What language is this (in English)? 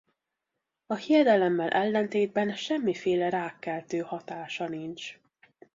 Hungarian